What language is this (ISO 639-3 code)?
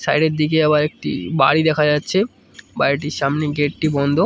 ben